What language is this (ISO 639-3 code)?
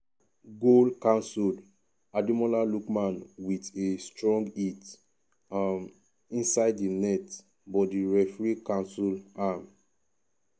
pcm